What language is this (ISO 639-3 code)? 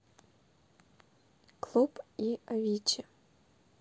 rus